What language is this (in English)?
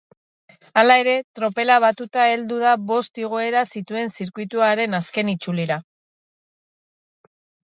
Basque